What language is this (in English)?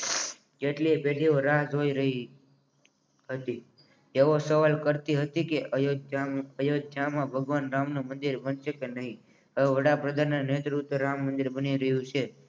Gujarati